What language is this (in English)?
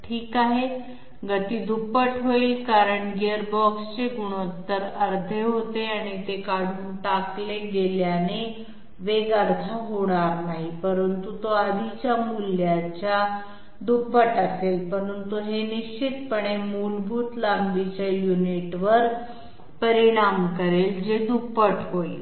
Marathi